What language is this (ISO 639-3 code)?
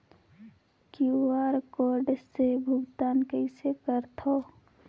hne